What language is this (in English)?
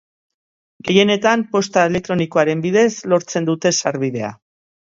Basque